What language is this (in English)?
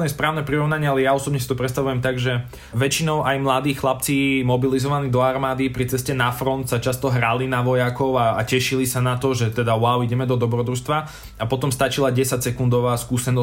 Slovak